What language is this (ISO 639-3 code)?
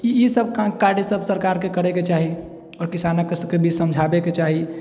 mai